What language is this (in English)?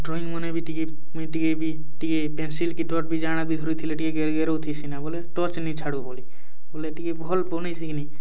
Odia